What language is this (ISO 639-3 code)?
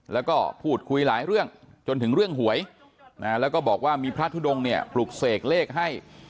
tha